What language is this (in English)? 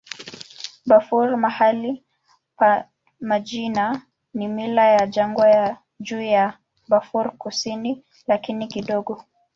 Swahili